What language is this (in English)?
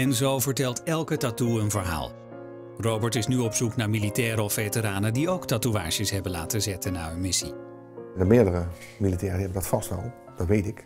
Dutch